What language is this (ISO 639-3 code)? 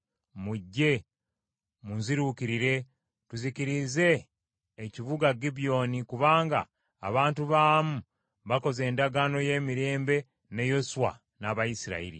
lug